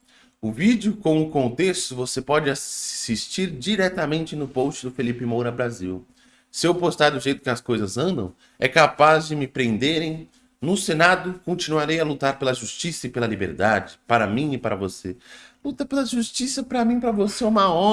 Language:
Portuguese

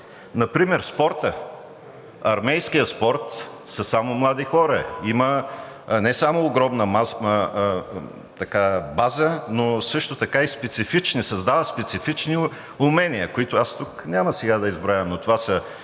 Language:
Bulgarian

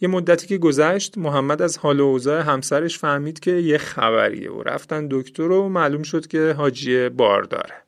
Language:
Persian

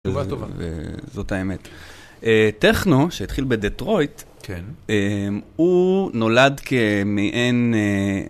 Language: Hebrew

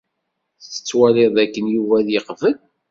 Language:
Kabyle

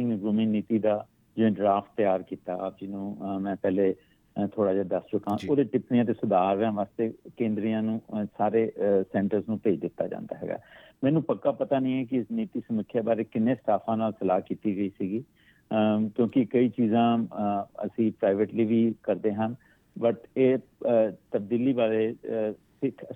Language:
Punjabi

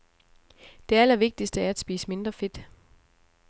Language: Danish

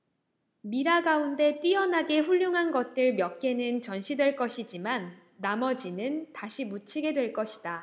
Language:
Korean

